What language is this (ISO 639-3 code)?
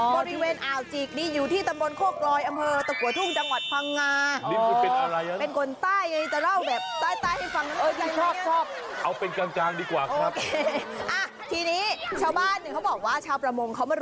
tha